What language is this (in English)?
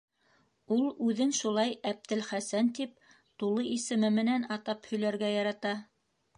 Bashkir